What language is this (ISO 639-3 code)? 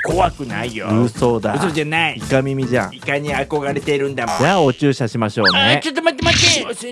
jpn